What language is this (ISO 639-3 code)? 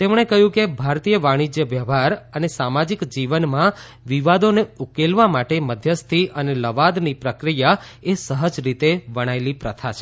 guj